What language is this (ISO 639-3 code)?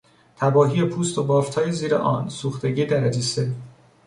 fas